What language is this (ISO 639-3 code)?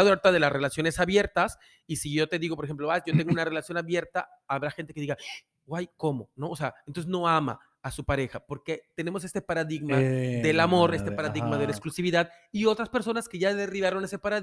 spa